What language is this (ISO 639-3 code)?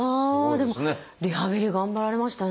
jpn